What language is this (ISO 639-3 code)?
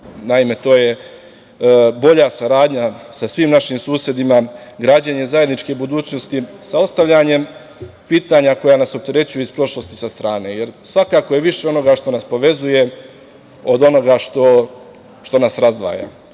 srp